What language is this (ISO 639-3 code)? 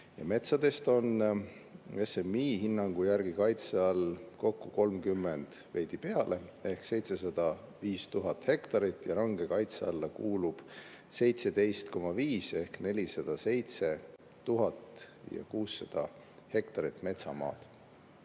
est